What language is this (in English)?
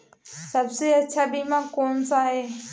Hindi